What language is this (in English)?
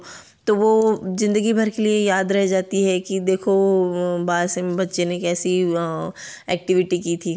Hindi